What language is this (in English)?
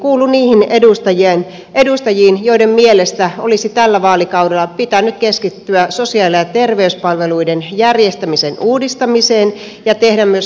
Finnish